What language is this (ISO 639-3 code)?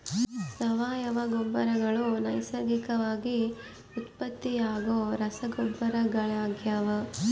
kan